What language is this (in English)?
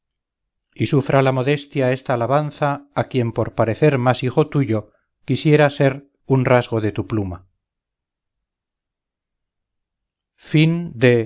Spanish